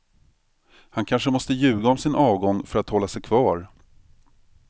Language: Swedish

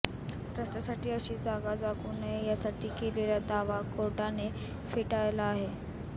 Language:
Marathi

